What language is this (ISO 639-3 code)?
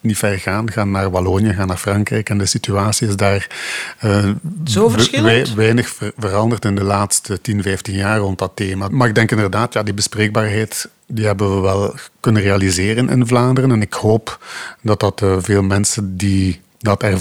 nld